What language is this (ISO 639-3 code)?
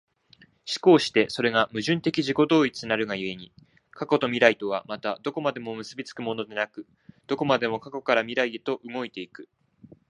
jpn